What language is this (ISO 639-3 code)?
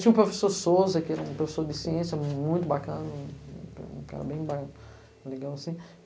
por